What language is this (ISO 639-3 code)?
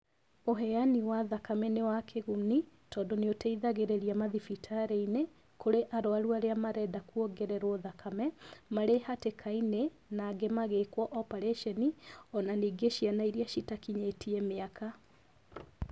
kik